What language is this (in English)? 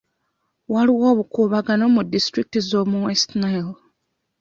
Ganda